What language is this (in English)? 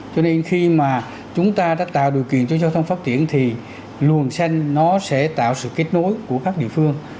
Vietnamese